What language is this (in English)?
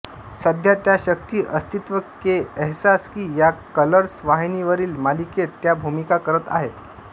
Marathi